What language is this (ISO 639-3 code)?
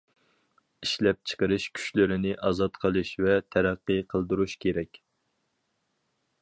uig